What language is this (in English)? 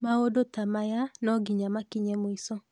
Kikuyu